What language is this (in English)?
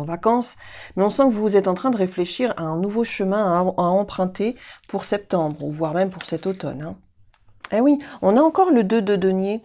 French